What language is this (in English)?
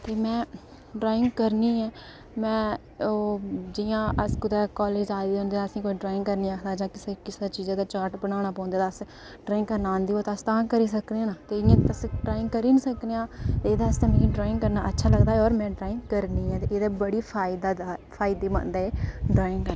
Dogri